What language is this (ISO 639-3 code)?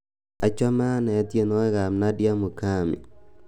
kln